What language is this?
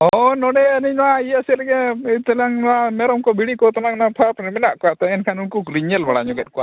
Santali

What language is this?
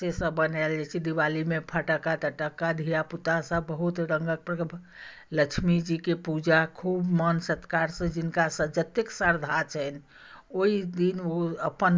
Maithili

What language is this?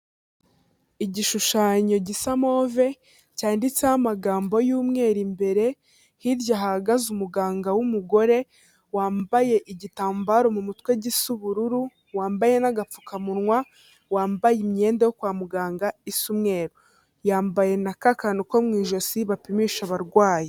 Kinyarwanda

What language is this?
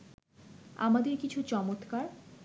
Bangla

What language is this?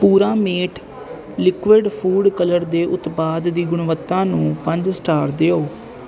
Punjabi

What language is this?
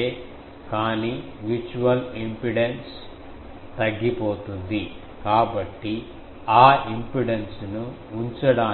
Telugu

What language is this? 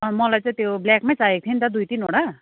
Nepali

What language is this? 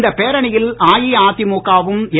Tamil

